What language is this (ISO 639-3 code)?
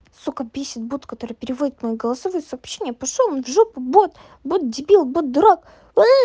rus